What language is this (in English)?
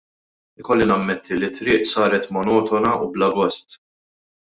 Maltese